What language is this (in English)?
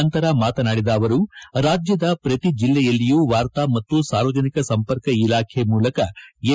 Kannada